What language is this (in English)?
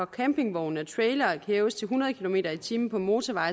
Danish